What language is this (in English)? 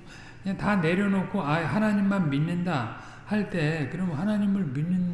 Korean